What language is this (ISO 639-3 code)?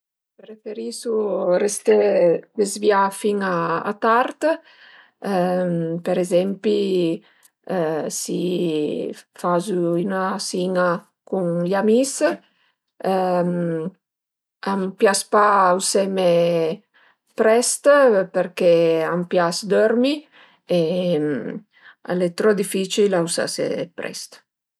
pms